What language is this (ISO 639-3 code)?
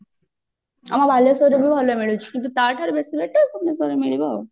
ori